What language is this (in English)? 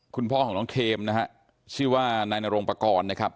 Thai